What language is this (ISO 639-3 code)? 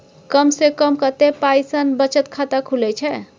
mai